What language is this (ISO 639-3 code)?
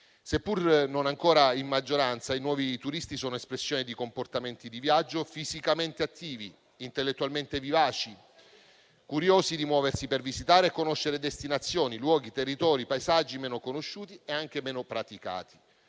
ita